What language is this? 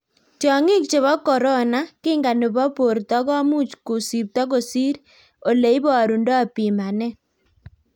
Kalenjin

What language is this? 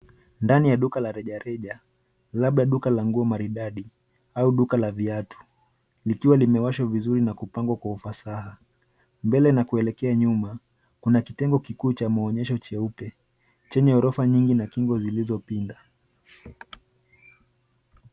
Swahili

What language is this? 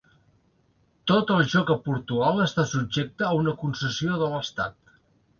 Catalan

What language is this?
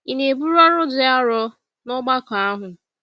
Igbo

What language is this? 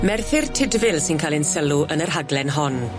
Welsh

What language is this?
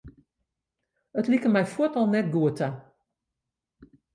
Western Frisian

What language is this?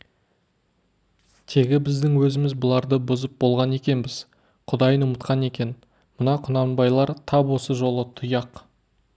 Kazakh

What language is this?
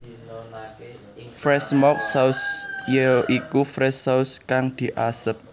Javanese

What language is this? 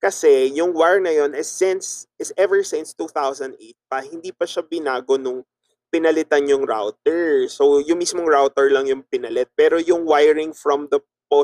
Filipino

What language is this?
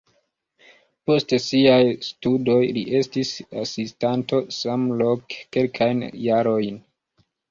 Esperanto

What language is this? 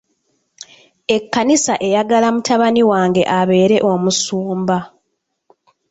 Ganda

